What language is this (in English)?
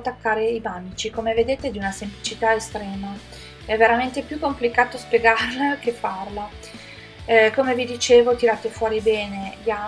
Italian